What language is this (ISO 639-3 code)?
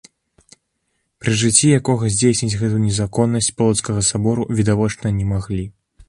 bel